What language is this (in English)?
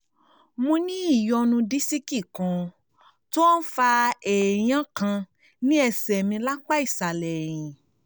Yoruba